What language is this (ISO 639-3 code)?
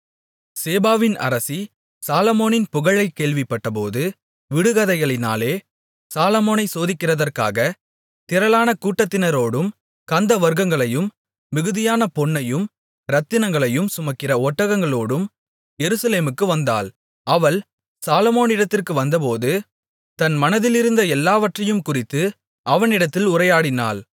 tam